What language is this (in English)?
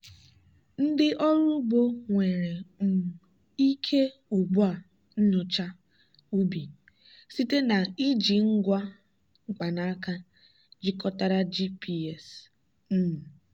Igbo